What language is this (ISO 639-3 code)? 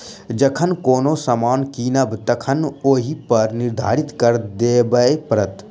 mai